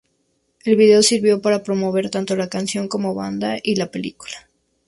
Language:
Spanish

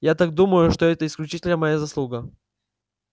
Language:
Russian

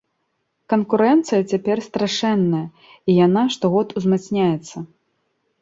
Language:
Belarusian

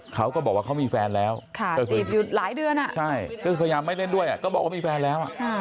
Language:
Thai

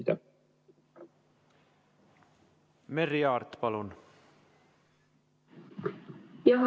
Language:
Estonian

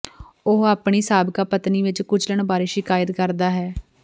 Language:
Punjabi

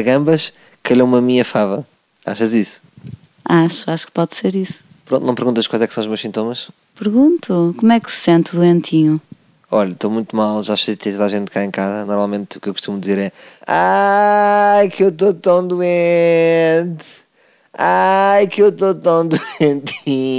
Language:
Portuguese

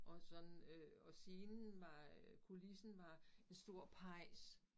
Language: Danish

